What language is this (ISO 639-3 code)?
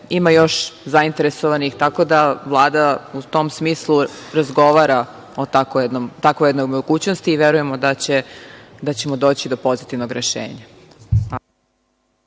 srp